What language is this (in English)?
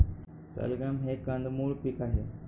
Marathi